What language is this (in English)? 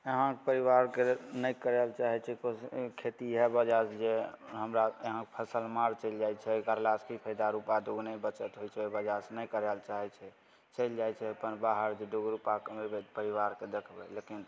Maithili